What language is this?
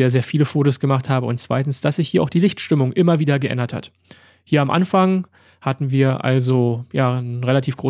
German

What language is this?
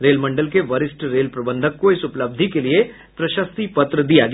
Hindi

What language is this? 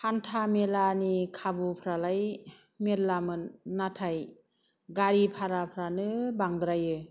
Bodo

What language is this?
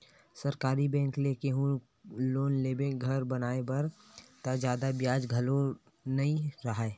Chhattisgarhi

